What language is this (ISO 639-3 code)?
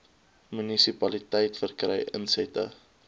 afr